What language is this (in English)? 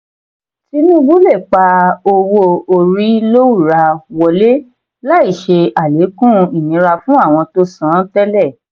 Yoruba